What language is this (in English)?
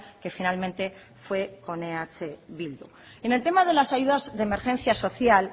Spanish